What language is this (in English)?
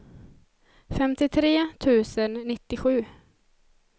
Swedish